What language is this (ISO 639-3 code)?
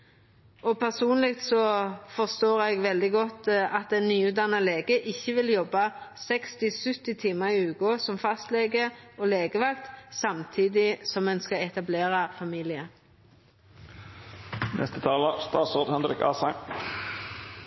nno